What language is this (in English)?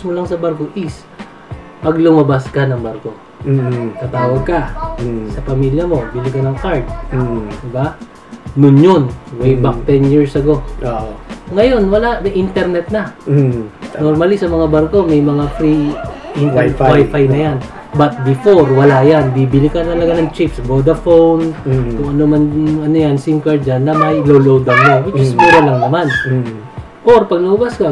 Filipino